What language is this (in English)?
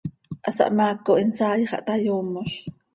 Seri